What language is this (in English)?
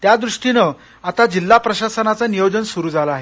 Marathi